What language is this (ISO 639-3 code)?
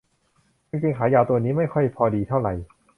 tha